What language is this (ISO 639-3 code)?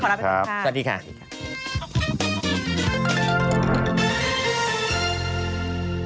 tha